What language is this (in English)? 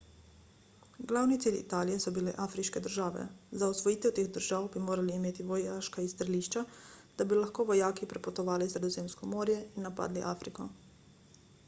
Slovenian